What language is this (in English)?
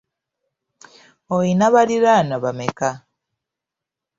Ganda